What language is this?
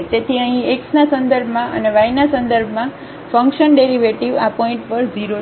Gujarati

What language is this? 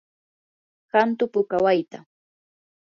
Yanahuanca Pasco Quechua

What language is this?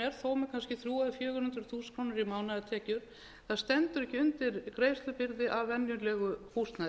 Icelandic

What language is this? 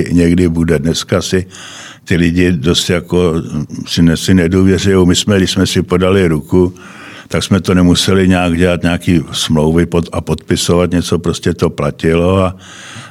Czech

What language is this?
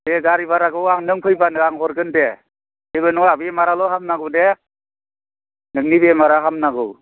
Bodo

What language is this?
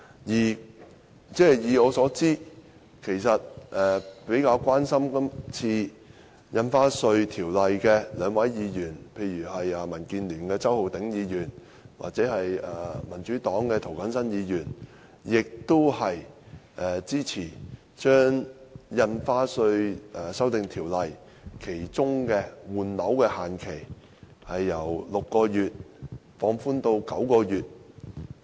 Cantonese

